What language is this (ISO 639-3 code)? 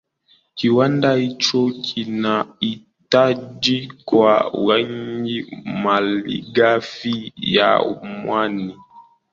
swa